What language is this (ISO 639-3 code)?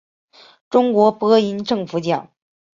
zho